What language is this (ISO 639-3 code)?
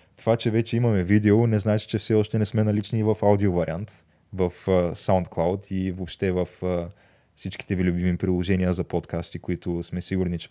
bul